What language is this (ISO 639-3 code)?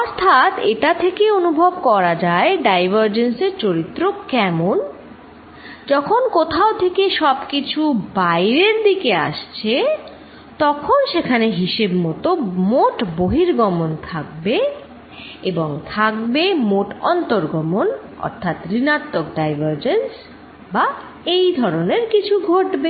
ben